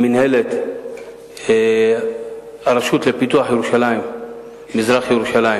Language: Hebrew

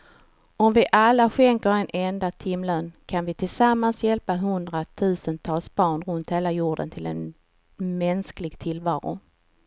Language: Swedish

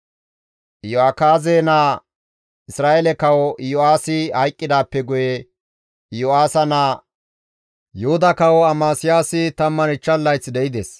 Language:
Gamo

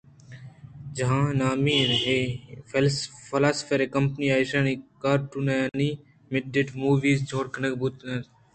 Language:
Eastern Balochi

